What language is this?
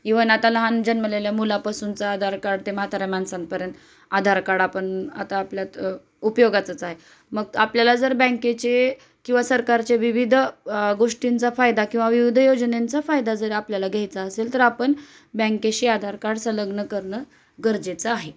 Marathi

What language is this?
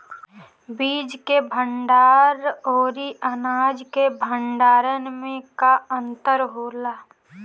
Bhojpuri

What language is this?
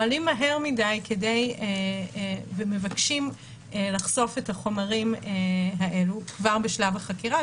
Hebrew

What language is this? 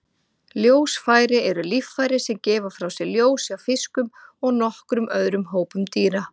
Icelandic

